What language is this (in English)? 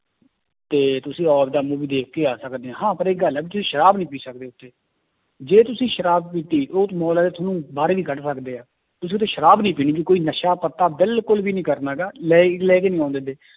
Punjabi